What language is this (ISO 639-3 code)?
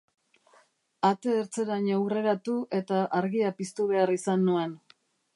eus